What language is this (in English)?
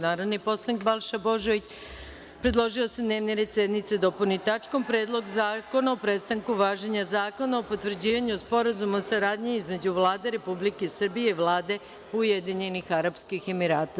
Serbian